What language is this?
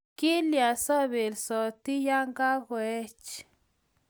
Kalenjin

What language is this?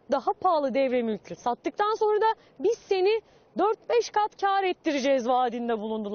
Turkish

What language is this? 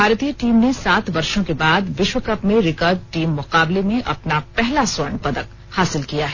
Hindi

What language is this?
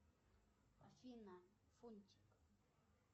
Russian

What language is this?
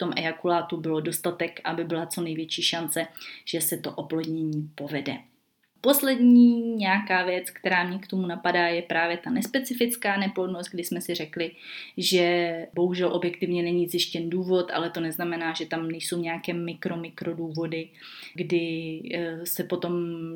Czech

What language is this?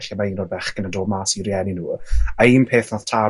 Welsh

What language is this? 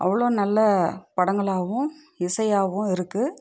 Tamil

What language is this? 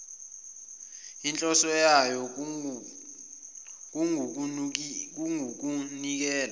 Zulu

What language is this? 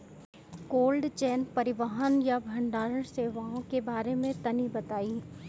Bhojpuri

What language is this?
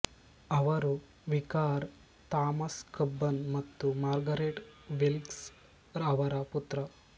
Kannada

